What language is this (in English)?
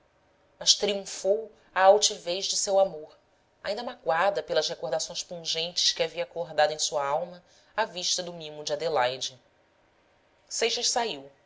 Portuguese